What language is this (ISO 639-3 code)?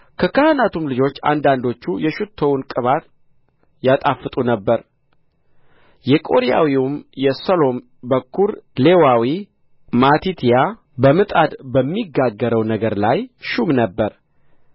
amh